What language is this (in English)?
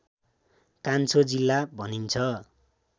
Nepali